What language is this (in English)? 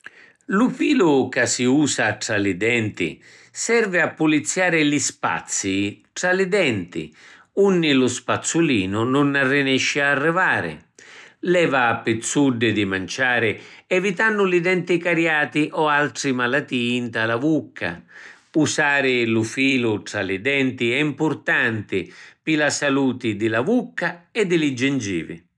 Sicilian